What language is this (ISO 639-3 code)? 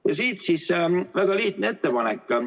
est